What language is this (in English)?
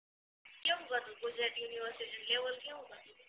Gujarati